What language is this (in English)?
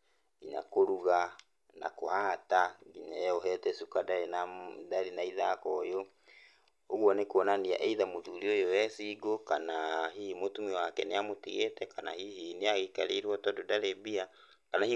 Kikuyu